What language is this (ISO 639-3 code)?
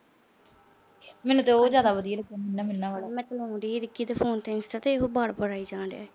pan